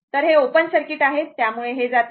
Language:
Marathi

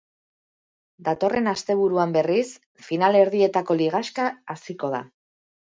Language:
Basque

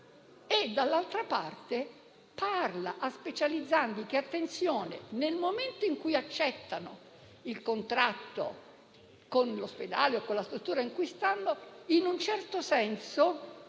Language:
Italian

